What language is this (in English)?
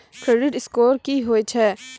Maithili